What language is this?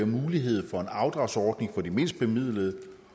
Danish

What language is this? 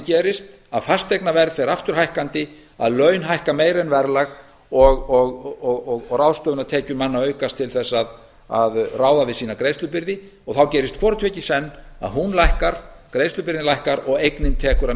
Icelandic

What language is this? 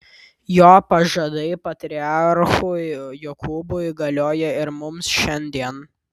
Lithuanian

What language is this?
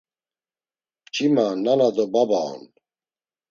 Laz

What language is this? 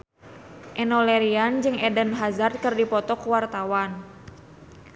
Sundanese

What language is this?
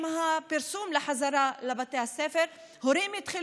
Hebrew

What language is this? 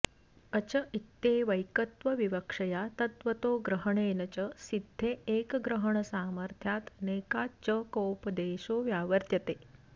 Sanskrit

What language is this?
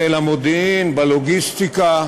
Hebrew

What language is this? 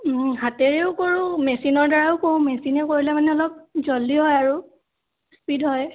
Assamese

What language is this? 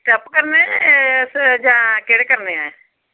Dogri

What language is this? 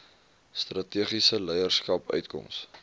Afrikaans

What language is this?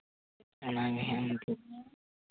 Santali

